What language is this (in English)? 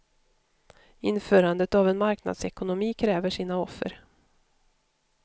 Swedish